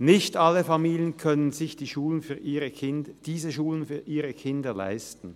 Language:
Swiss German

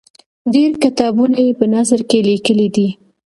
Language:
Pashto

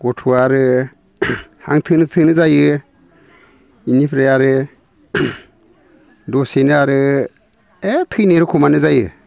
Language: Bodo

